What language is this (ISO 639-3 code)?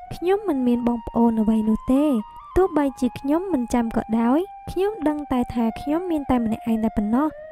vie